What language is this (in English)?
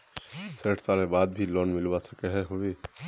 Magahi